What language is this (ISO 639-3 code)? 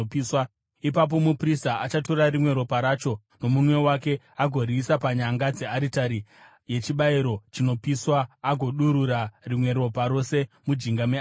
sna